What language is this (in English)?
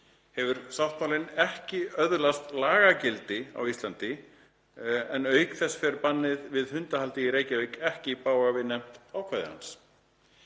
Icelandic